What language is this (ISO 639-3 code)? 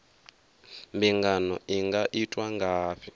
ven